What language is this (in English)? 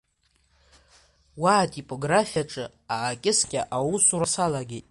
Abkhazian